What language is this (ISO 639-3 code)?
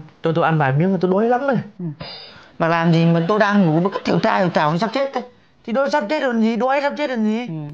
vie